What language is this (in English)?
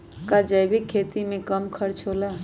Magahi